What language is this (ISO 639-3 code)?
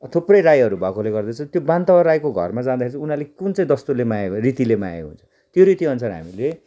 nep